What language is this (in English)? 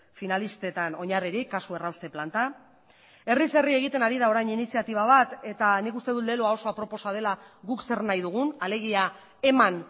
Basque